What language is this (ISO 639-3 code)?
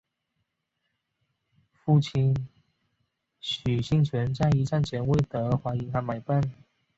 zho